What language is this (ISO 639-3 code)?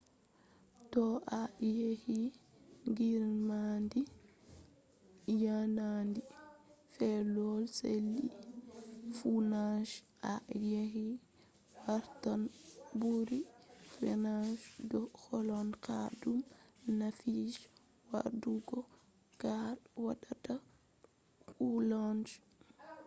ful